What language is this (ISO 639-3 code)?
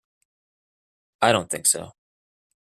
eng